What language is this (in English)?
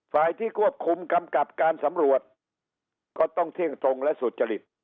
Thai